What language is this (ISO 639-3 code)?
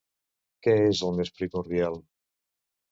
cat